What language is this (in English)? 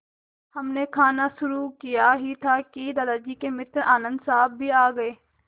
Hindi